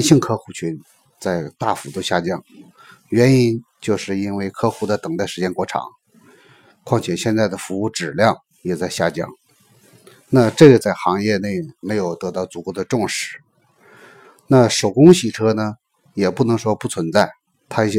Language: Chinese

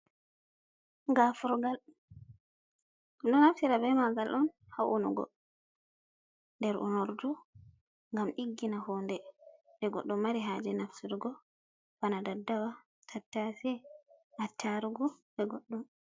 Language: Fula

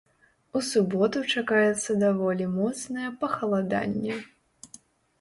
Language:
Belarusian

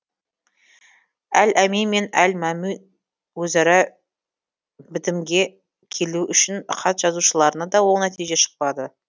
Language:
Kazakh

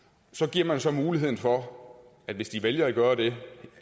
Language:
Danish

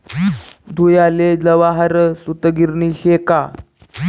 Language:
Marathi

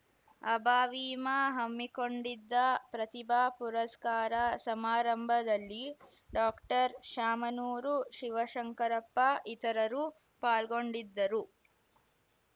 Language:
Kannada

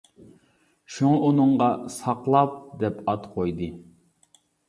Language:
Uyghur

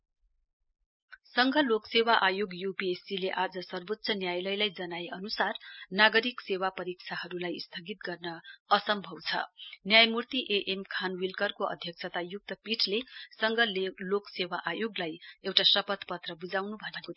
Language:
Nepali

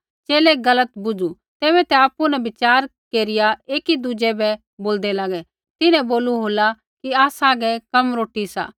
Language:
Kullu Pahari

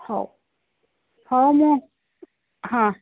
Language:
Odia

